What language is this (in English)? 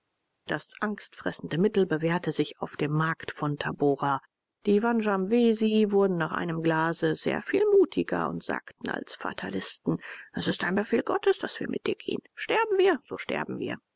German